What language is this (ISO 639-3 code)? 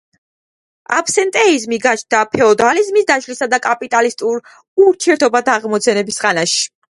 kat